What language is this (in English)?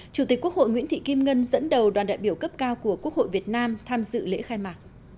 Vietnamese